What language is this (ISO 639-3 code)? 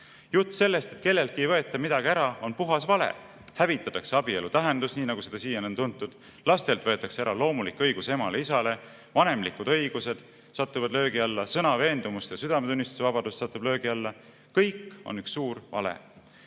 est